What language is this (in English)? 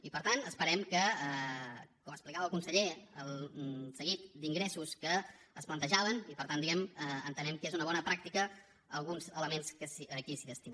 Catalan